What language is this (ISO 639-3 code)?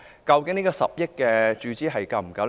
yue